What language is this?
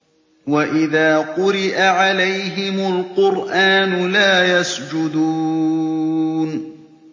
Arabic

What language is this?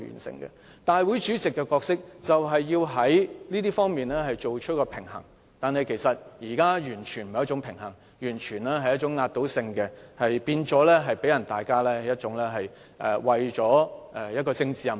Cantonese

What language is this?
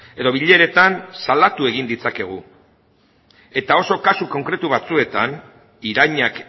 Basque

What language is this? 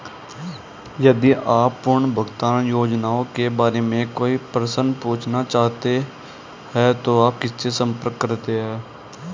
Hindi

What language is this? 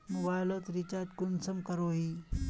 Magahi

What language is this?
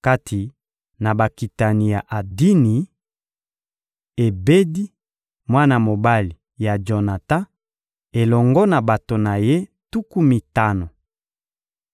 Lingala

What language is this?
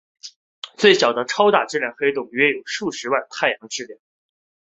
Chinese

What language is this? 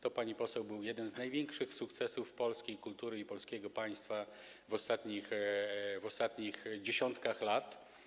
Polish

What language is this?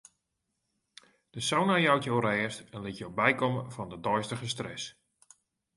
Western Frisian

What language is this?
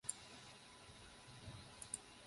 Chinese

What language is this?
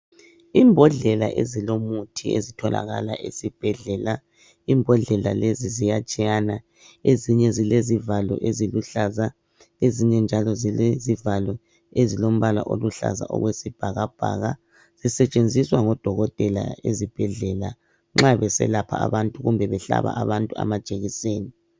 North Ndebele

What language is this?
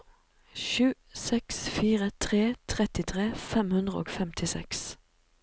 Norwegian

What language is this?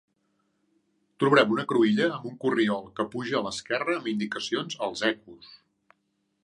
Catalan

